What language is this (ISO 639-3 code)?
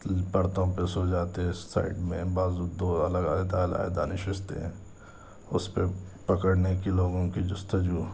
urd